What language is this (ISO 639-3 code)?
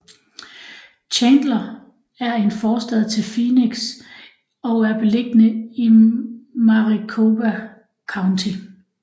dan